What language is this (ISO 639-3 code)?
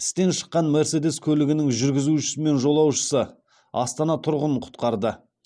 kaz